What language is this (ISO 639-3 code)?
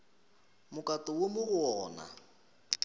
nso